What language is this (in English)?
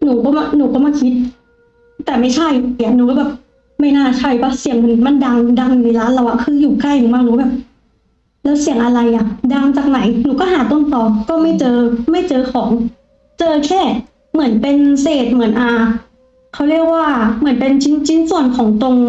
Thai